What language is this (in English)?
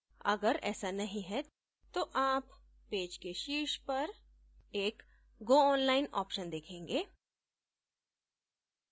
Hindi